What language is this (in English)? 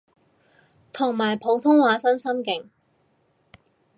Cantonese